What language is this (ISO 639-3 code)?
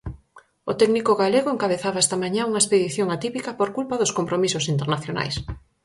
glg